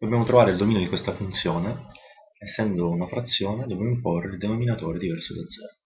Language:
Italian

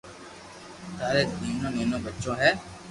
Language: Loarki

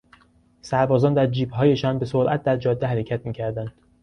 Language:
Persian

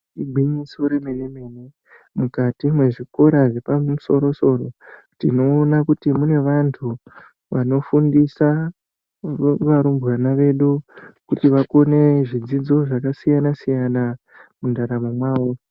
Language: Ndau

